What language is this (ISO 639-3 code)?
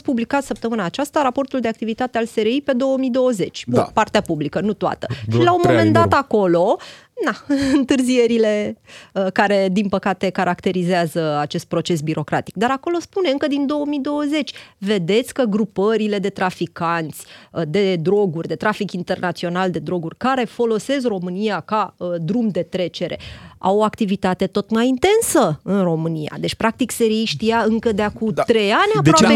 ron